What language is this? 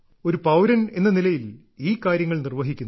Malayalam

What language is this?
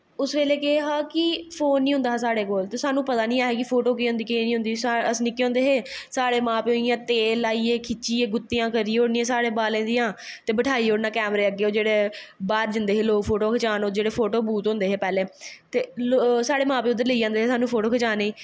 Dogri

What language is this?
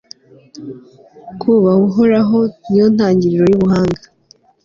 Kinyarwanda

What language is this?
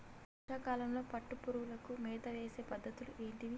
Telugu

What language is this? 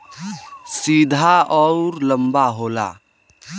Bhojpuri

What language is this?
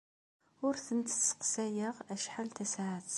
Kabyle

